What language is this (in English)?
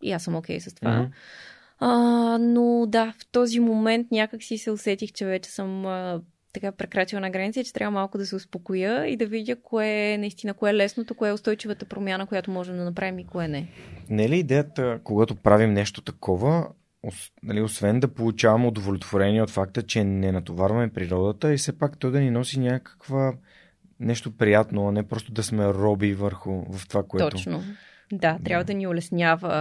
Bulgarian